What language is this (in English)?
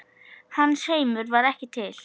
Icelandic